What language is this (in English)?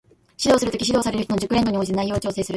Japanese